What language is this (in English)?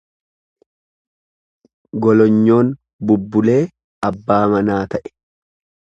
Oromo